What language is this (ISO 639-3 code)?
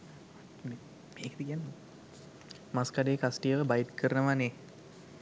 sin